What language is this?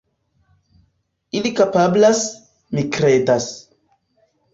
Esperanto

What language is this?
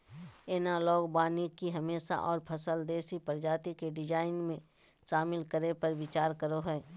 Magahi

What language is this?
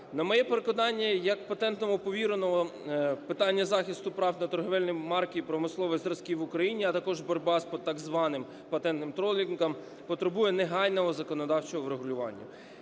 Ukrainian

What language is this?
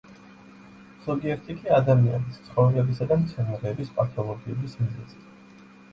Georgian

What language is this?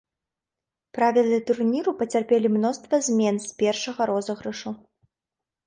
Belarusian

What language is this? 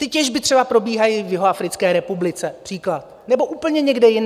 Czech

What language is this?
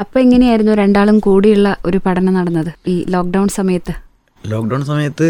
Malayalam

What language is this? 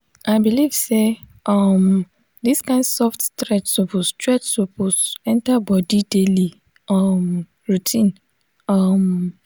Nigerian Pidgin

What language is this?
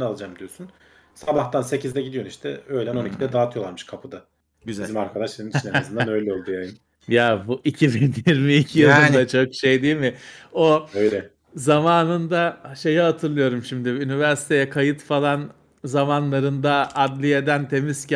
Turkish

